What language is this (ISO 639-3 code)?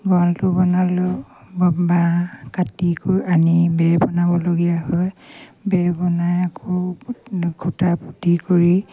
asm